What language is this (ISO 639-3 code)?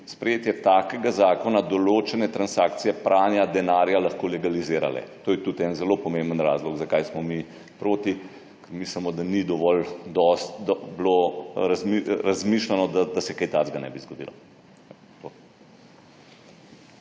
slv